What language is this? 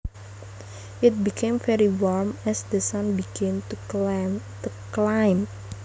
Javanese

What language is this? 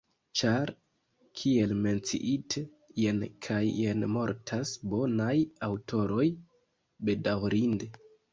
Esperanto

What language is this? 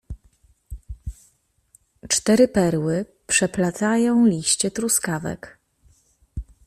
Polish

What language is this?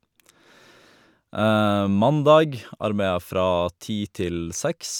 Norwegian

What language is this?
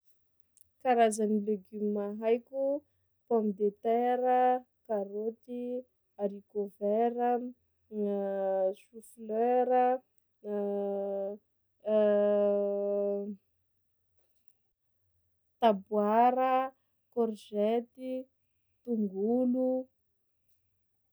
Sakalava Malagasy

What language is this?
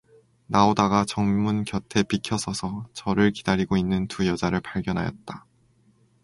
Korean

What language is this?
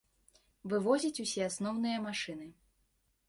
Belarusian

